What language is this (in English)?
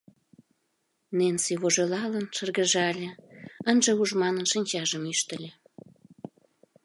Mari